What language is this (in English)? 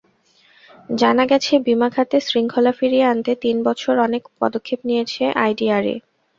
Bangla